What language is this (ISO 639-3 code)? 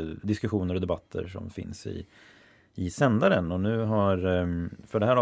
swe